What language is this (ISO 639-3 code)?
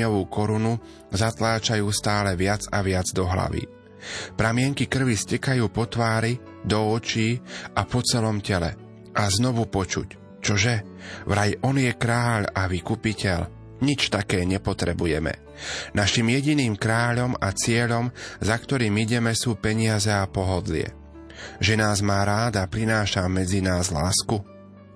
slk